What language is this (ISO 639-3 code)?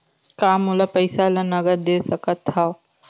hne